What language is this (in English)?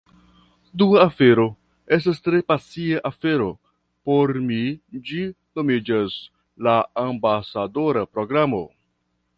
Esperanto